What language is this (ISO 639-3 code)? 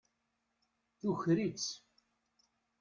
kab